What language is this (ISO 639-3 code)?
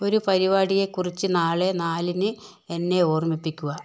mal